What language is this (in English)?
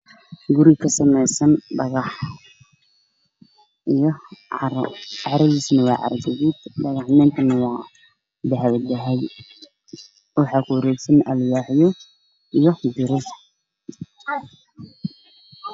Somali